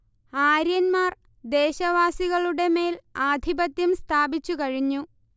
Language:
Malayalam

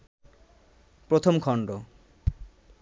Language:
Bangla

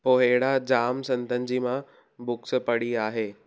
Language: Sindhi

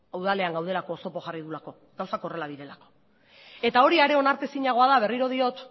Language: Basque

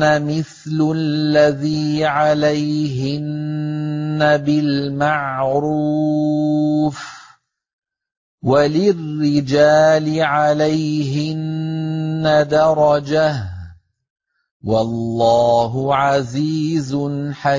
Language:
Arabic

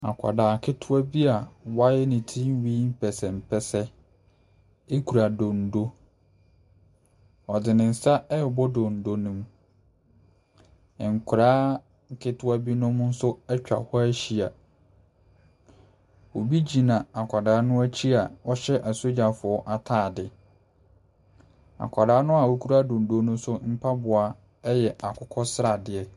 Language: Akan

